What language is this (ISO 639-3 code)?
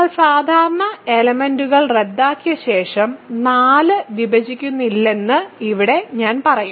mal